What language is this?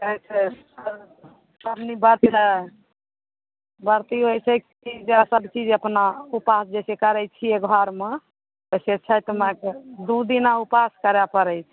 Maithili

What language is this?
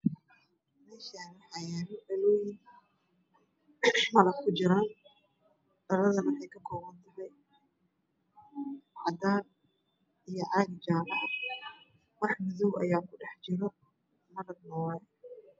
Somali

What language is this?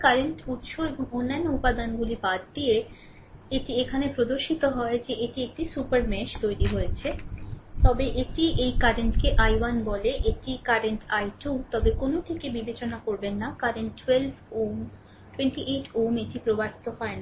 Bangla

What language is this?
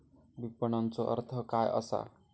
Marathi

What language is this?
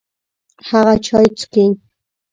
Pashto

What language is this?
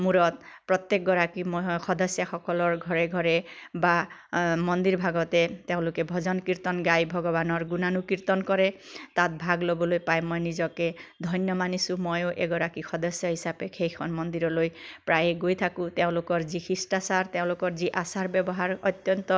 Assamese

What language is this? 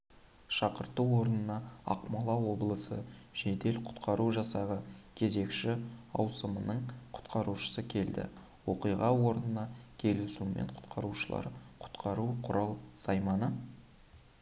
Kazakh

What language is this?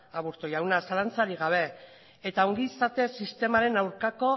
Basque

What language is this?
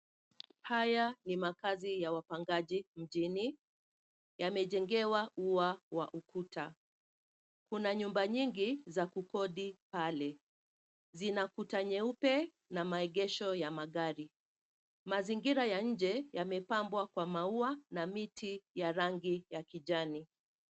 Swahili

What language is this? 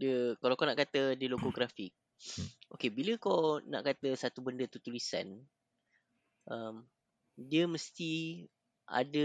Malay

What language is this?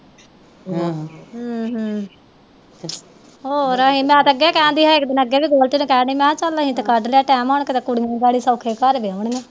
Punjabi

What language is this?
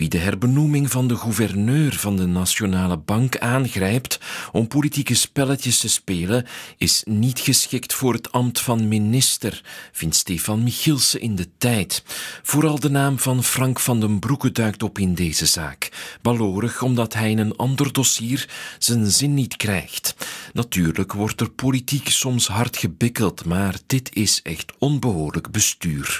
Dutch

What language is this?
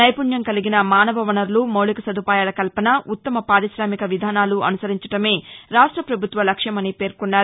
Telugu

